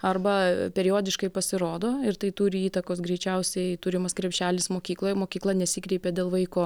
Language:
Lithuanian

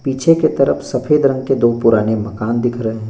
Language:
Hindi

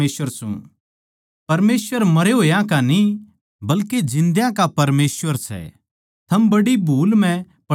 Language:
Haryanvi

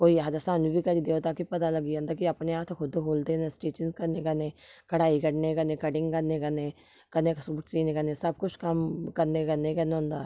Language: Dogri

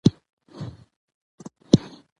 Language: Pashto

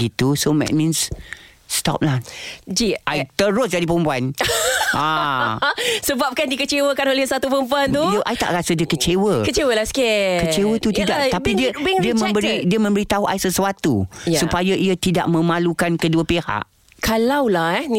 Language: Malay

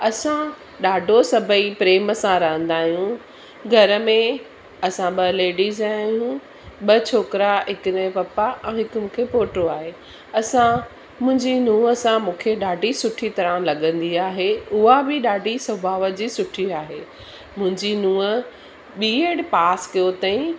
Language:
Sindhi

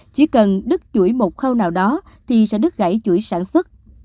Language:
Vietnamese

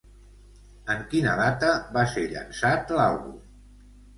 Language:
Catalan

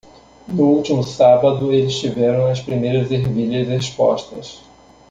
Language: Portuguese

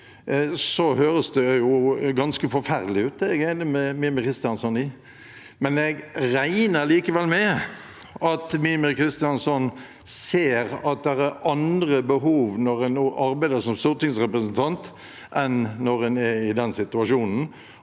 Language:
Norwegian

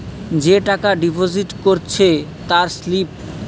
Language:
Bangla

